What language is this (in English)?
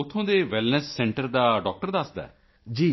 Punjabi